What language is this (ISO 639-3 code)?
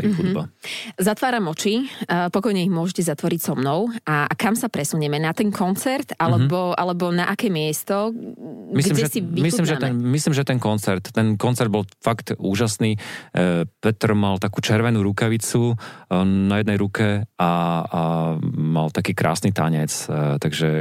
slk